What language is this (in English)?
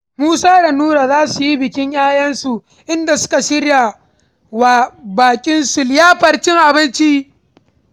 Hausa